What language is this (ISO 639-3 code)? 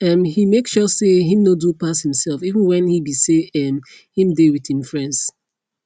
pcm